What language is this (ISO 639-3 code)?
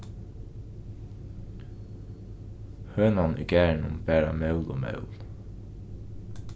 fao